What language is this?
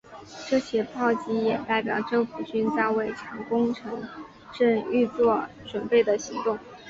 Chinese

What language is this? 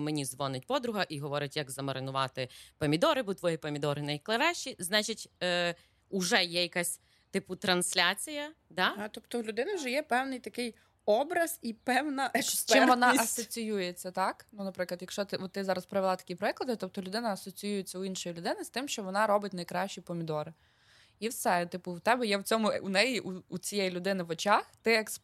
Ukrainian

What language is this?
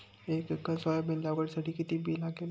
Marathi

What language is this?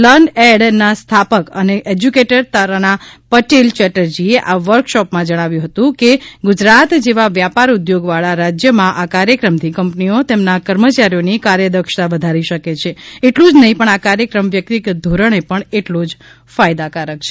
Gujarati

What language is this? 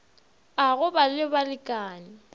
Northern Sotho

